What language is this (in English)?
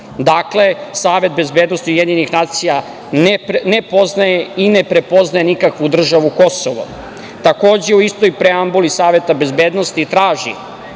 Serbian